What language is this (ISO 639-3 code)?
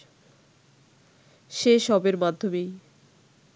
ben